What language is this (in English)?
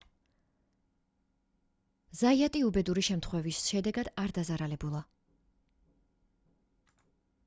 Georgian